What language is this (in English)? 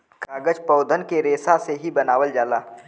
Bhojpuri